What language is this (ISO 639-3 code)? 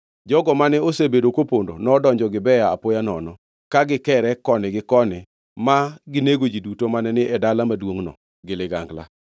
luo